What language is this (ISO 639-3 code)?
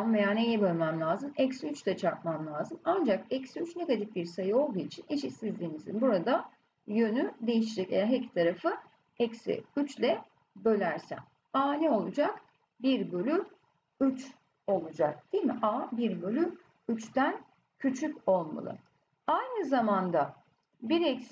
tur